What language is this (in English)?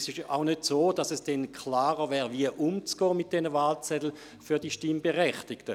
Swiss German